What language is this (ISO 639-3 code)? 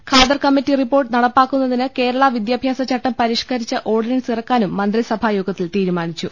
mal